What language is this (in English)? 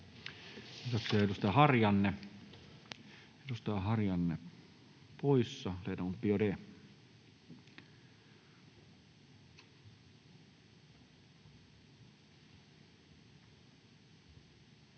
Finnish